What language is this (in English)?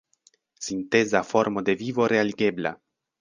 Esperanto